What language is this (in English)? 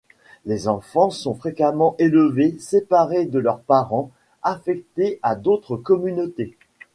French